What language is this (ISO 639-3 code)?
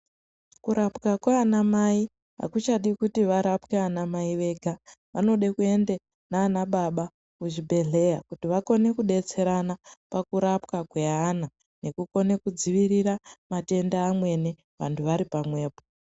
ndc